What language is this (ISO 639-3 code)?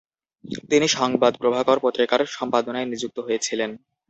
ben